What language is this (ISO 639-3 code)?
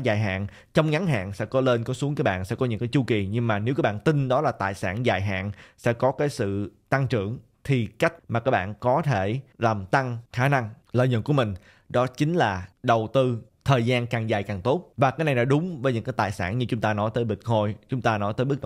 vie